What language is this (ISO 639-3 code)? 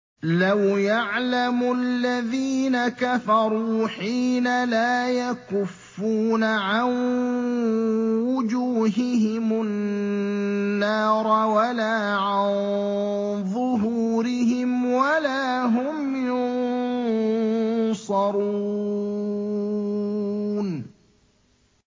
ara